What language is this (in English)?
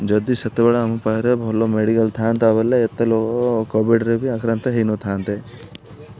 Odia